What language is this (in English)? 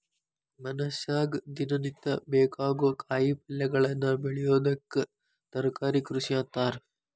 Kannada